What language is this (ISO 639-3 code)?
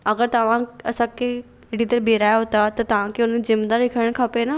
snd